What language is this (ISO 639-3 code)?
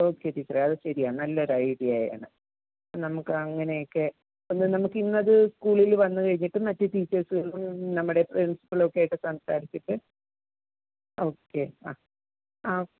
mal